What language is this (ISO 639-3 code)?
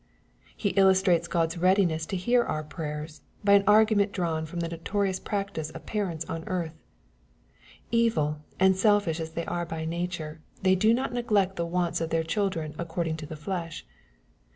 eng